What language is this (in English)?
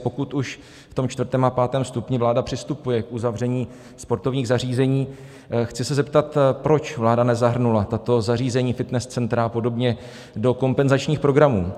Czech